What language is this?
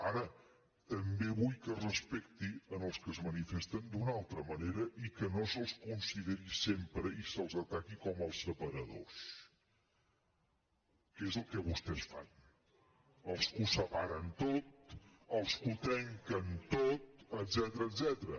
Catalan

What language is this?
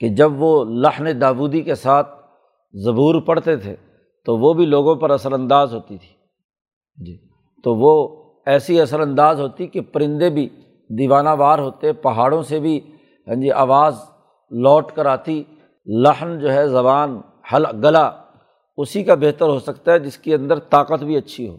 Urdu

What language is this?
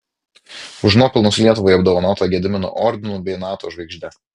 Lithuanian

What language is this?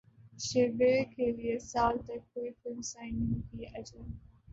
Urdu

